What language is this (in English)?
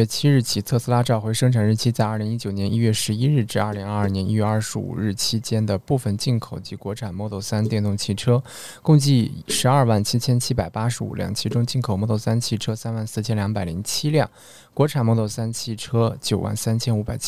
Chinese